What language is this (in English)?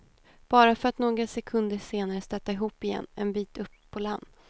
Swedish